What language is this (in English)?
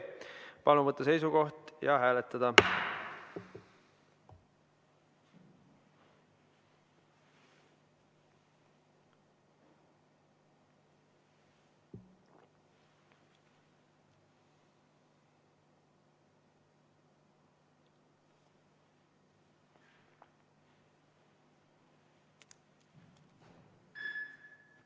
Estonian